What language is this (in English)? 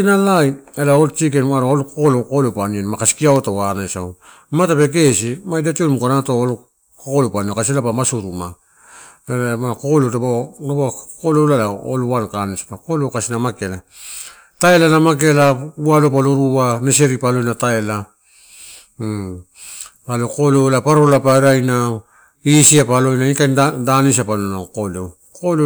Torau